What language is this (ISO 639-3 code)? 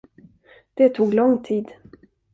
swe